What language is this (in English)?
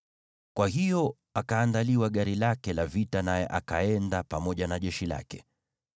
Swahili